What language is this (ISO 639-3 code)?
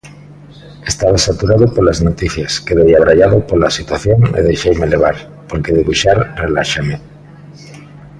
glg